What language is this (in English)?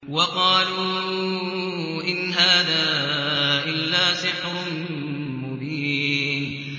Arabic